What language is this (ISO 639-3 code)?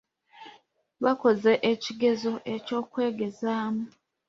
lug